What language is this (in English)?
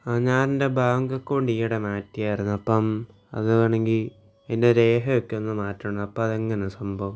Malayalam